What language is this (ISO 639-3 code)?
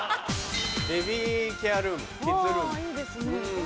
jpn